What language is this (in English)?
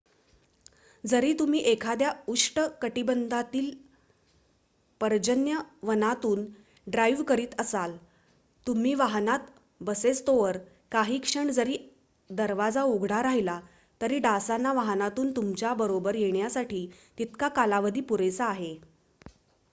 Marathi